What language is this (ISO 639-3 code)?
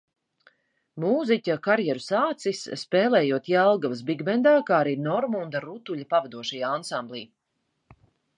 lav